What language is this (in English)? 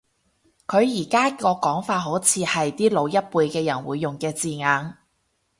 Cantonese